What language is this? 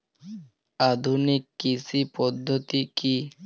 Bangla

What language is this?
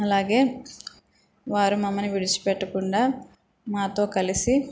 Telugu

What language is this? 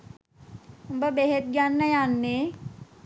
Sinhala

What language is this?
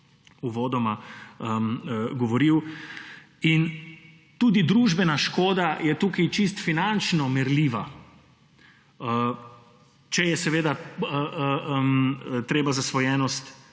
Slovenian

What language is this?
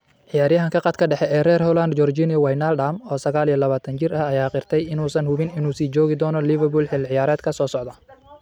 Somali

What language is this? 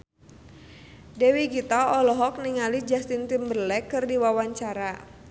Sundanese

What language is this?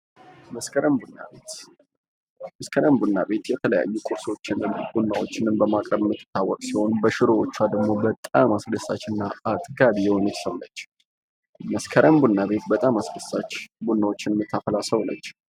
Amharic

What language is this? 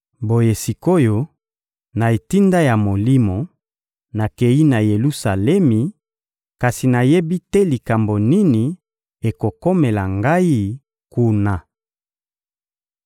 Lingala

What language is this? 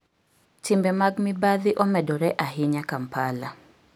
Luo (Kenya and Tanzania)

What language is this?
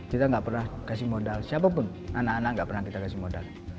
Indonesian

